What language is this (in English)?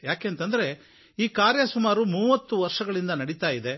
Kannada